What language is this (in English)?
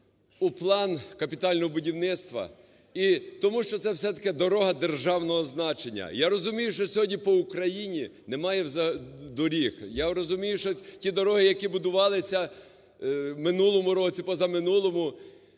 Ukrainian